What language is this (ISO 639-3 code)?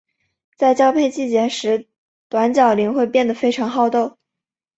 zho